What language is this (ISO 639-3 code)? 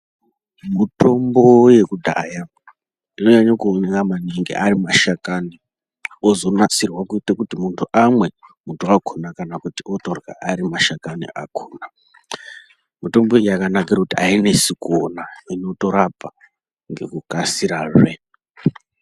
ndc